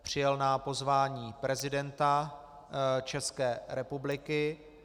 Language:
Czech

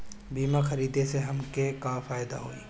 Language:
Bhojpuri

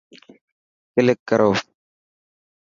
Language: Dhatki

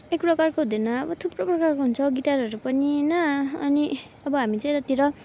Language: Nepali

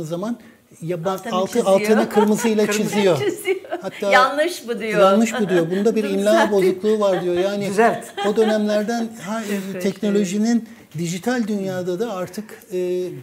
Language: Turkish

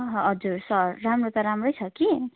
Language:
Nepali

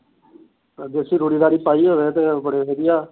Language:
Punjabi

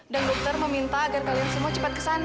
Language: Indonesian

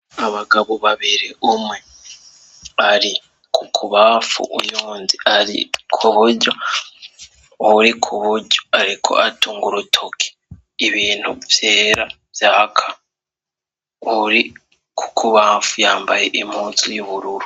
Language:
Rundi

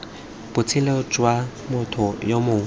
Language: Tswana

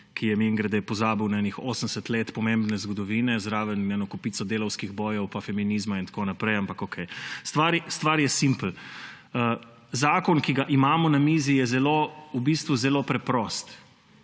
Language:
Slovenian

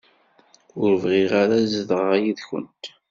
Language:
Kabyle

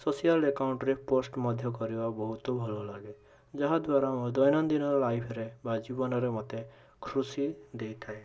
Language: Odia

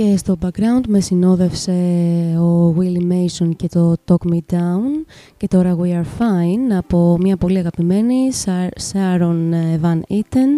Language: Greek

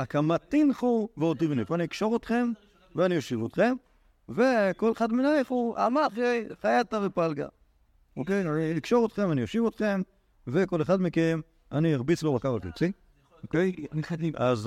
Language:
Hebrew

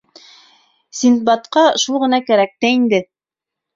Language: Bashkir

